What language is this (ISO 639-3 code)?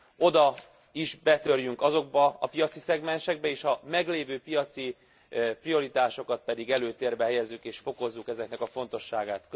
hun